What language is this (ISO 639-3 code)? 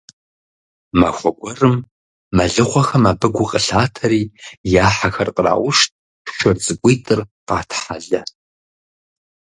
kbd